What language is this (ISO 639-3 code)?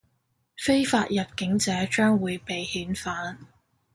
yue